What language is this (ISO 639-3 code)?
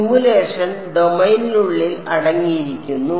mal